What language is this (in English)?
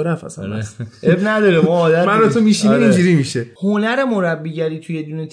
Persian